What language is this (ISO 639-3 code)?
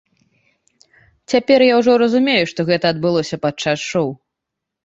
bel